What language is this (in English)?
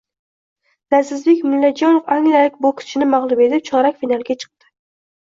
Uzbek